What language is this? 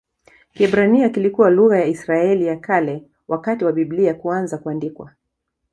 Swahili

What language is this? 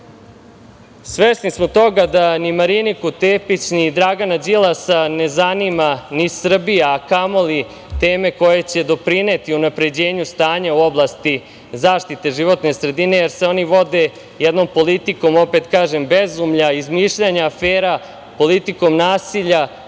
Serbian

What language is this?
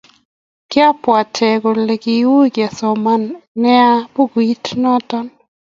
Kalenjin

